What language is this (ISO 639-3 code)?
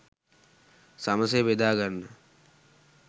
sin